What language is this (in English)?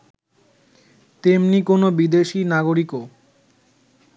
Bangla